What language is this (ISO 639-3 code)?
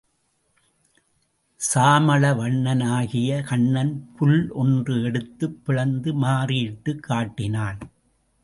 tam